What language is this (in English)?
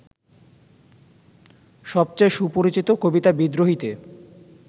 Bangla